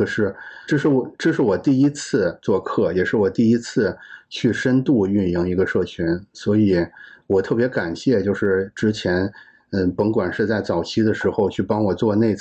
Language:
Chinese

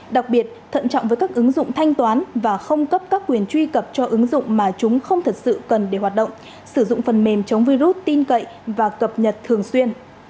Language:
Vietnamese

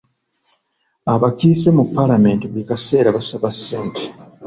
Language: Ganda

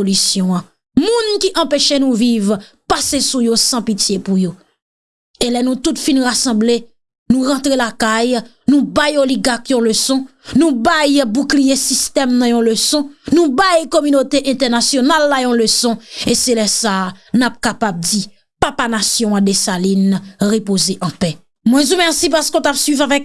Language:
French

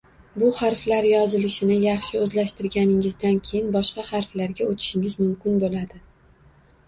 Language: Uzbek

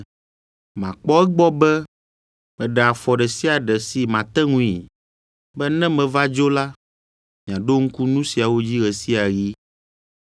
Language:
Ewe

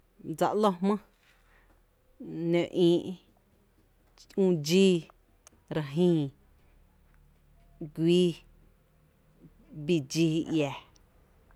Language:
Tepinapa Chinantec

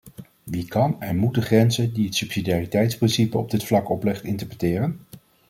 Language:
Dutch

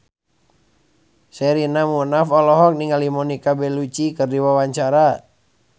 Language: Sundanese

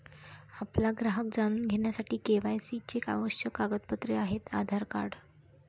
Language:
Marathi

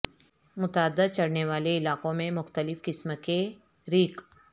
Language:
Urdu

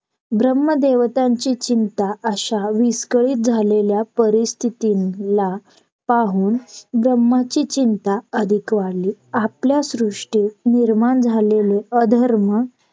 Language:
Marathi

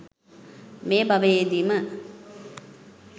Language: Sinhala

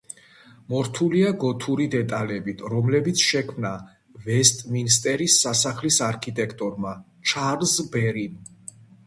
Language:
Georgian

